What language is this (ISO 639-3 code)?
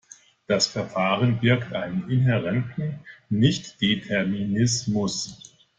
deu